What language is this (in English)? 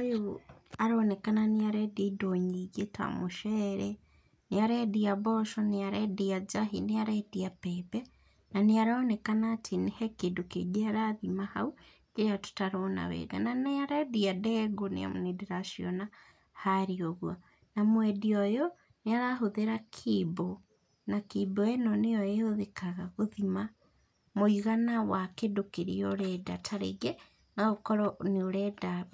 Kikuyu